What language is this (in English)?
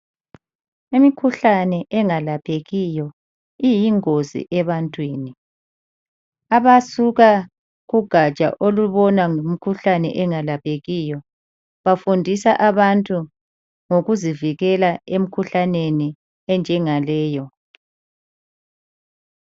North Ndebele